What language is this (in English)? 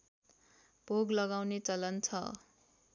Nepali